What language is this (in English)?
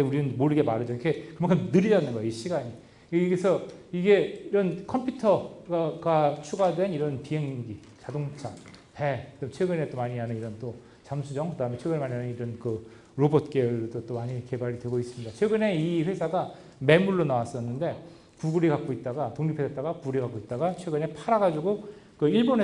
Korean